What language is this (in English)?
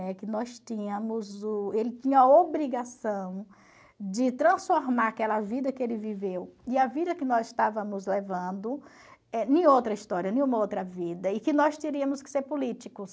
Portuguese